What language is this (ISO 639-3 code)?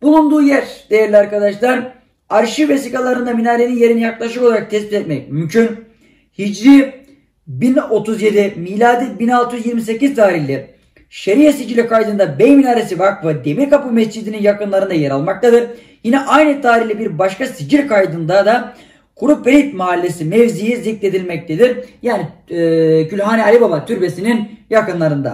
tur